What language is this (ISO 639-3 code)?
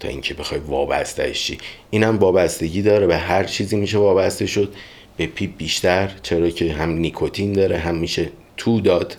fas